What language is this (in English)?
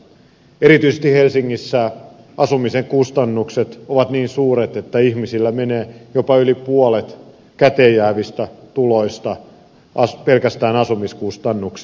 Finnish